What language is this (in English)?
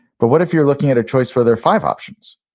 English